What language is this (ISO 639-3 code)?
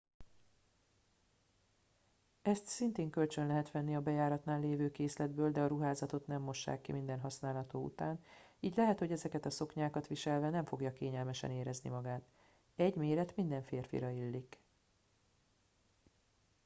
hun